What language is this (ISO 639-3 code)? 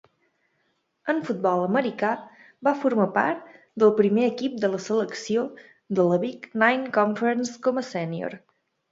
cat